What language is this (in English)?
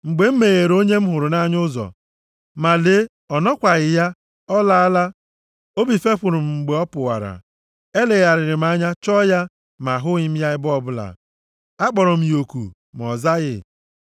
Igbo